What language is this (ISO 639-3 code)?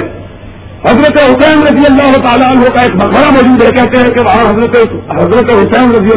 urd